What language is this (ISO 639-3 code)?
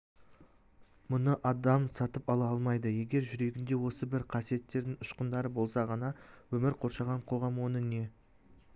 kaz